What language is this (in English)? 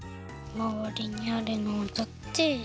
Japanese